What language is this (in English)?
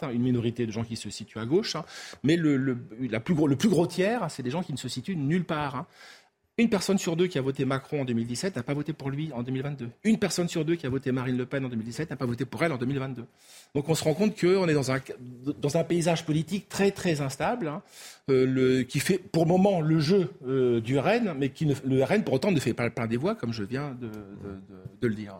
French